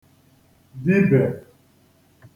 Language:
Igbo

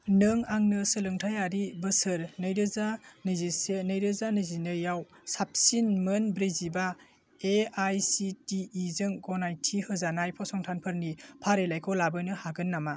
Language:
Bodo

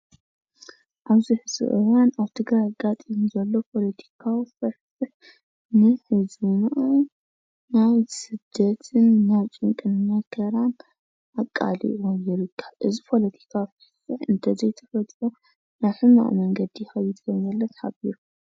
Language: Tigrinya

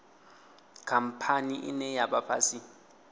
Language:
Venda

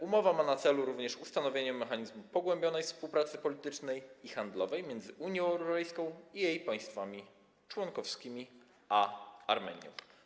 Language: Polish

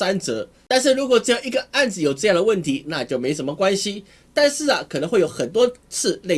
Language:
Chinese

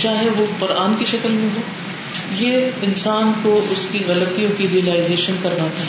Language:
Urdu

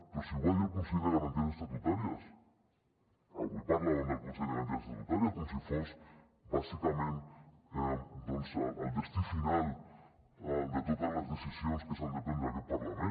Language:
Catalan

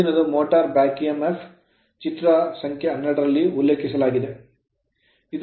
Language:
Kannada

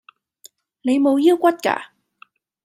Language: Cantonese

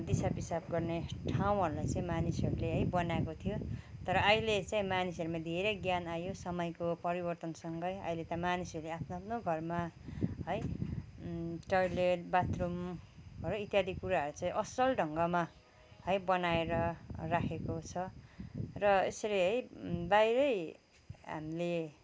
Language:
Nepali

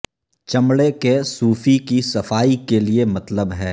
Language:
Urdu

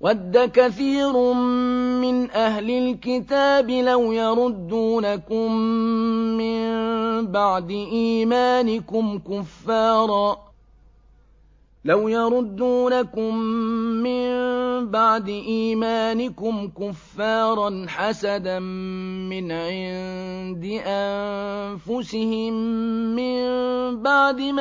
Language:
Arabic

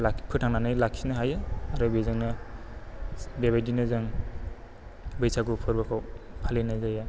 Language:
Bodo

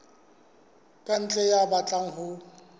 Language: Southern Sotho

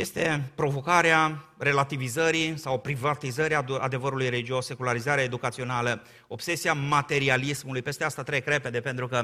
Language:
Romanian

